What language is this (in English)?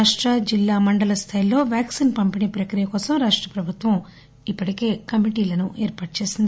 Telugu